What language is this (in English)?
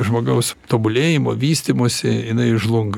Lithuanian